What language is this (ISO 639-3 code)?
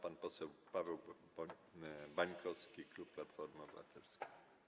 pol